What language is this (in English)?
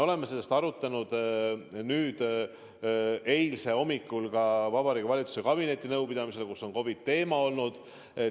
Estonian